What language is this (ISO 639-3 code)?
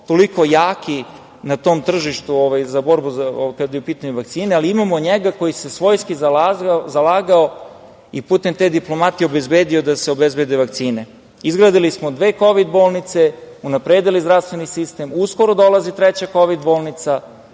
srp